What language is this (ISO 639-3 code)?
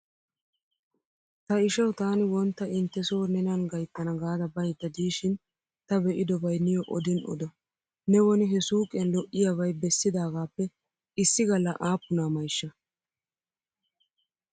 wal